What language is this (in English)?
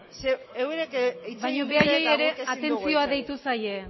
Basque